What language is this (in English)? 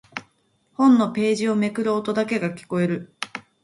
Japanese